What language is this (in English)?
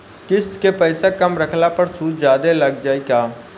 Bhojpuri